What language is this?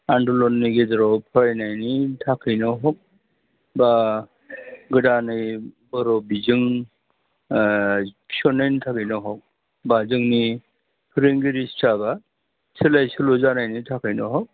Bodo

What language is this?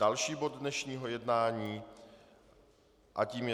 Czech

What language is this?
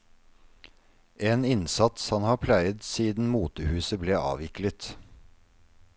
Norwegian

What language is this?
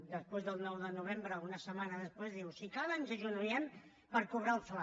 Catalan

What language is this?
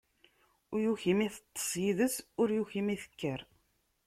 Kabyle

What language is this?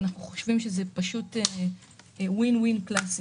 Hebrew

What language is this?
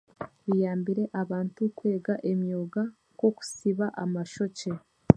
Chiga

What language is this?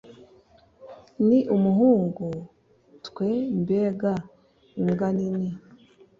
Kinyarwanda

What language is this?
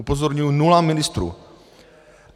Czech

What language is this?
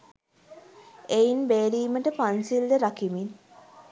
Sinhala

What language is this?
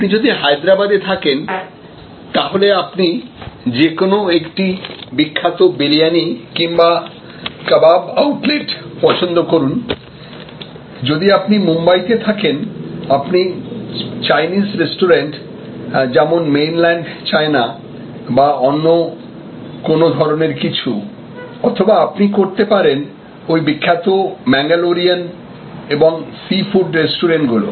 Bangla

